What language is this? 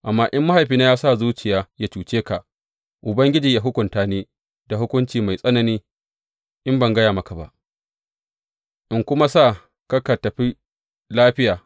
Hausa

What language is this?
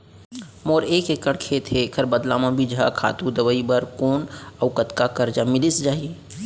Chhattisgarhi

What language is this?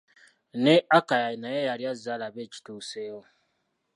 Ganda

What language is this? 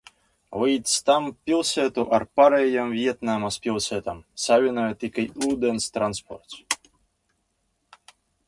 Latvian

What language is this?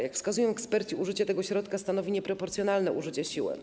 Polish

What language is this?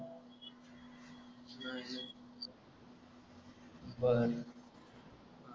Marathi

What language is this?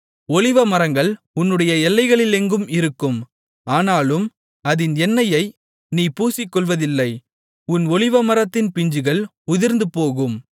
Tamil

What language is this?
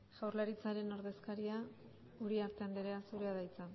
Basque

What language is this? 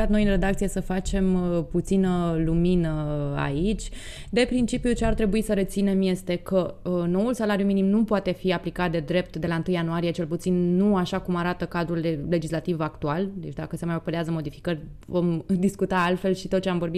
Romanian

